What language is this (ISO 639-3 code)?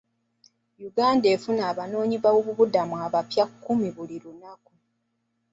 lug